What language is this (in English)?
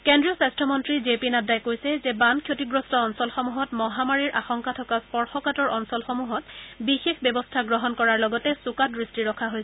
Assamese